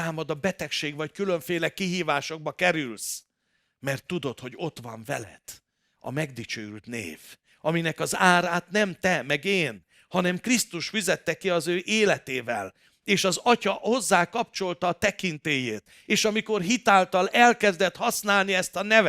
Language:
Hungarian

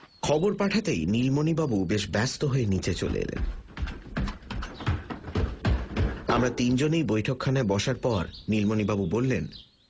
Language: Bangla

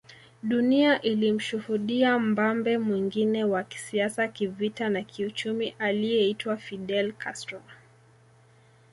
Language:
Swahili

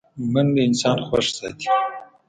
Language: Pashto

